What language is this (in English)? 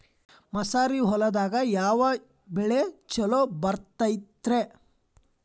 Kannada